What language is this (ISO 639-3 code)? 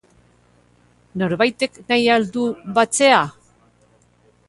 eus